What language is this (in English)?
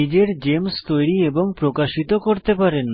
Bangla